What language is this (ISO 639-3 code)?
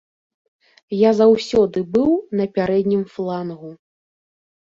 bel